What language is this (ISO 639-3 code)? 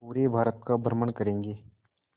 hin